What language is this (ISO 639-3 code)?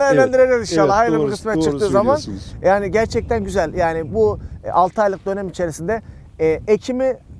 tur